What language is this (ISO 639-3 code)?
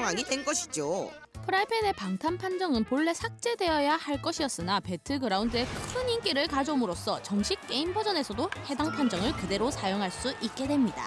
kor